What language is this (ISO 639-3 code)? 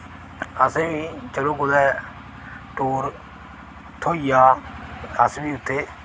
doi